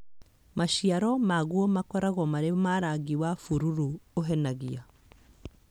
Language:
Kikuyu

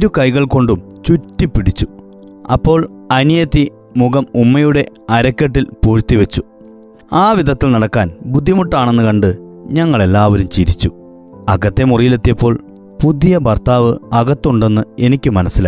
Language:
Malayalam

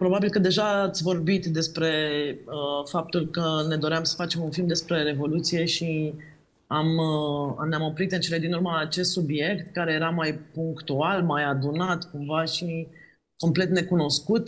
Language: Romanian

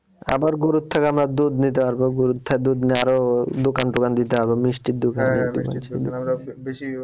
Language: Bangla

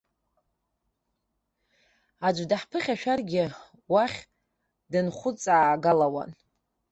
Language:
Abkhazian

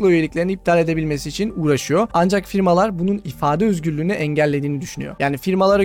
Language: Turkish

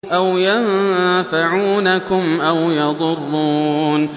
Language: Arabic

